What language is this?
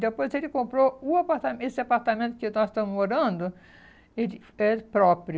Portuguese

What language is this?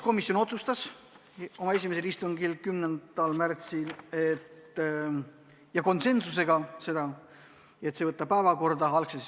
Estonian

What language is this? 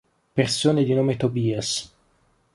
Italian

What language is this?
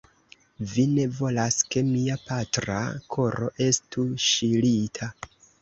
Esperanto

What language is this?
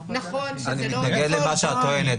Hebrew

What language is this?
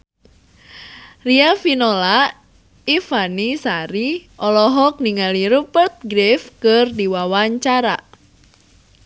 Sundanese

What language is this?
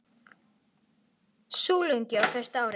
Icelandic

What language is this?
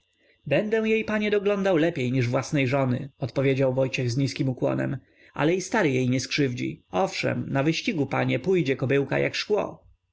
Polish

